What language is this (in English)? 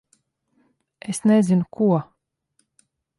Latvian